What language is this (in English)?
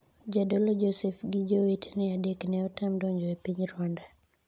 Luo (Kenya and Tanzania)